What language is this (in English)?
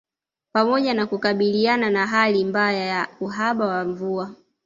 Swahili